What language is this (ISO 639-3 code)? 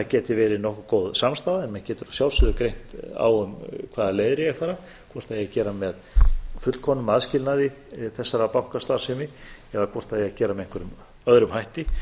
isl